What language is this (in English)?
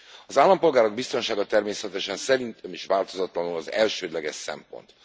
Hungarian